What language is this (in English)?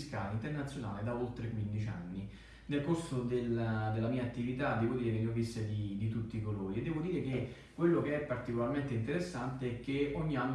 Italian